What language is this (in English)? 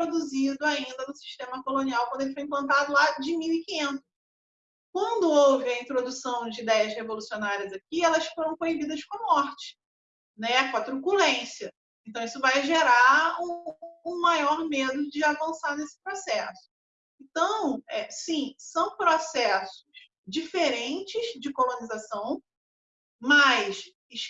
Portuguese